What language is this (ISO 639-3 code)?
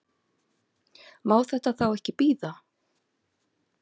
isl